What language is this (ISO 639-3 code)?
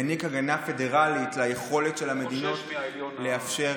heb